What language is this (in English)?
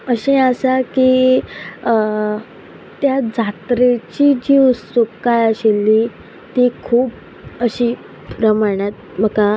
Konkani